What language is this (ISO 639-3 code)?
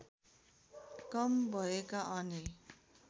nep